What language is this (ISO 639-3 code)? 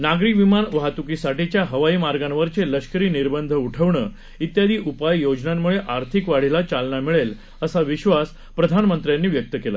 mar